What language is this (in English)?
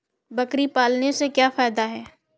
Hindi